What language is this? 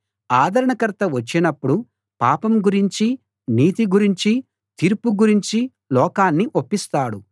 Telugu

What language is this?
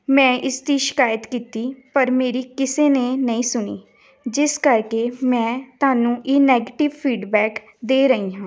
Punjabi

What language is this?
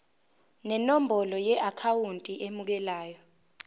Zulu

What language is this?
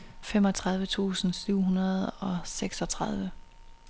Danish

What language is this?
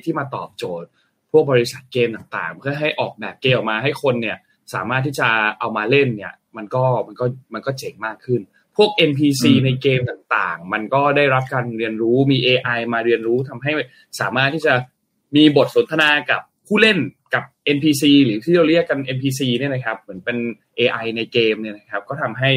Thai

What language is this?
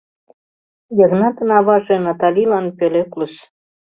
Mari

